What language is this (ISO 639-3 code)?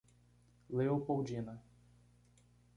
por